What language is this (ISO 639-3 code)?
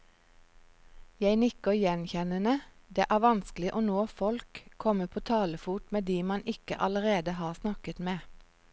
nor